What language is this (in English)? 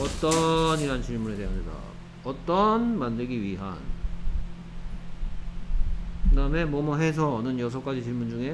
Korean